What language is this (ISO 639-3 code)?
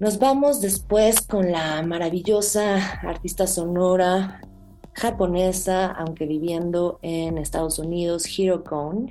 spa